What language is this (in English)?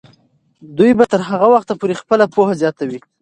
Pashto